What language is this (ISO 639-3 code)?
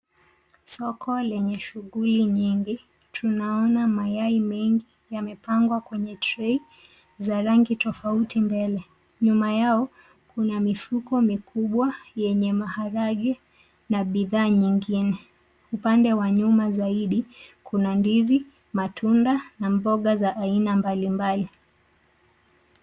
swa